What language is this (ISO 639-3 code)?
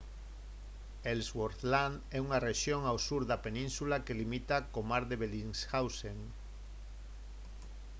glg